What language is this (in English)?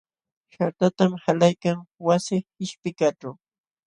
Jauja Wanca Quechua